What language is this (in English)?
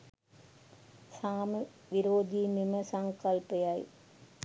Sinhala